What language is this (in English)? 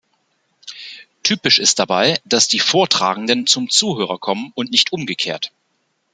German